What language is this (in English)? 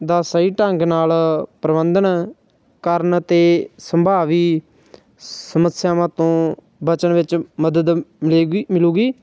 Punjabi